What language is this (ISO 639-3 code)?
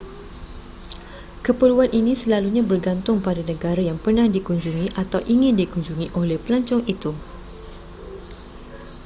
msa